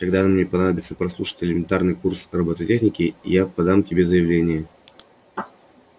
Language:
Russian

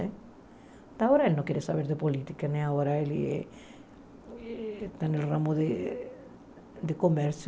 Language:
Portuguese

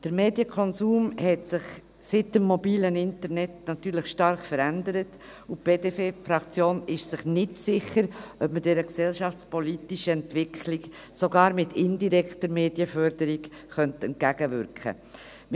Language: Swiss German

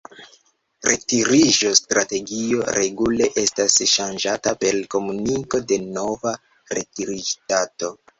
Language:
Esperanto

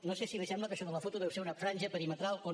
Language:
Catalan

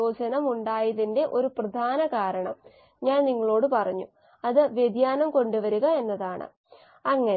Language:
Malayalam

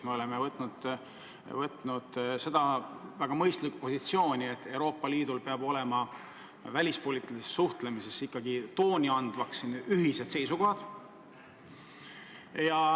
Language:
Estonian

